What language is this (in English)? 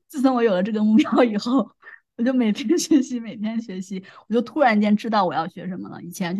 Chinese